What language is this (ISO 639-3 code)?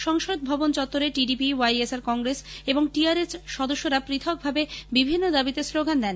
ben